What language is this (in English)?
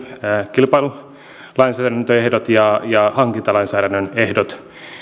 Finnish